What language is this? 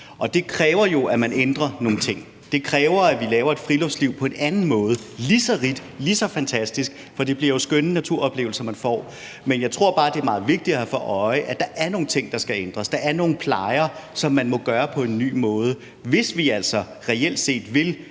Danish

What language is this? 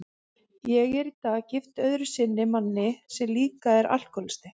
Icelandic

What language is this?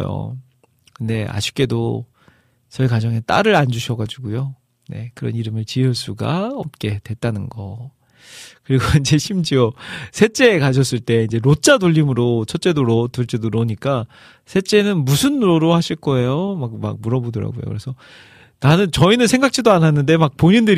Korean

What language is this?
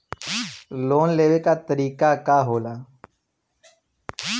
Bhojpuri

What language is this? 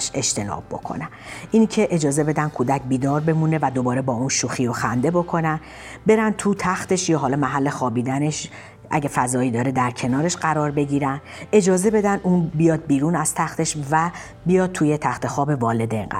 Persian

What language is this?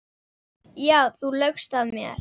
Icelandic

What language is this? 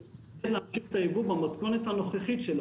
Hebrew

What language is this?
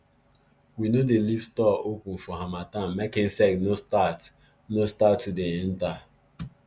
Nigerian Pidgin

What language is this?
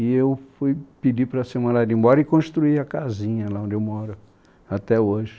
Portuguese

